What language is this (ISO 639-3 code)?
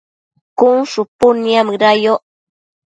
mcf